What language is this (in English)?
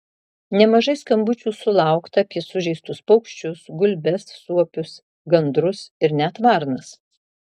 Lithuanian